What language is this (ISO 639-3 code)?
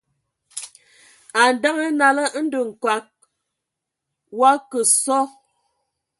ewo